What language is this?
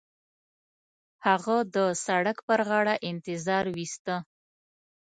Pashto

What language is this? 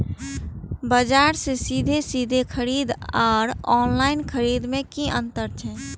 Maithili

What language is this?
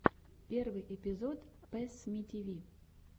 Russian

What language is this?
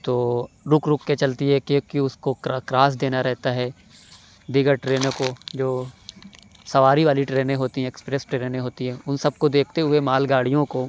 Urdu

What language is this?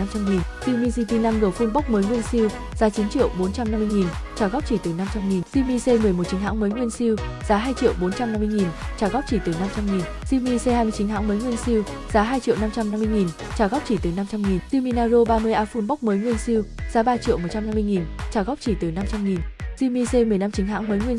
Vietnamese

